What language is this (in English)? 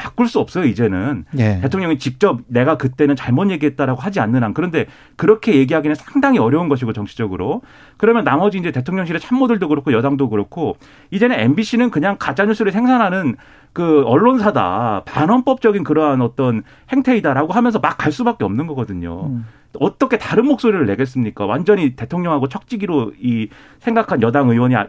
Korean